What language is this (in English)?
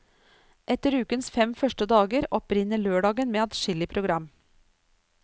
Norwegian